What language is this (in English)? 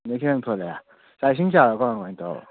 Manipuri